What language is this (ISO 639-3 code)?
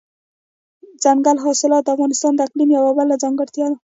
pus